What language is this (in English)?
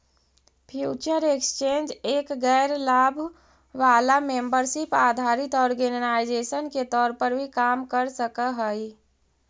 Magahi